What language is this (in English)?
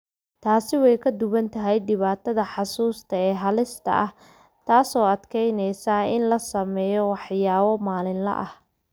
Somali